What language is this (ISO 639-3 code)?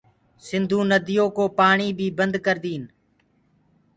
ggg